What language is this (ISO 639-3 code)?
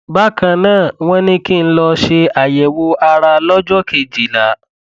yor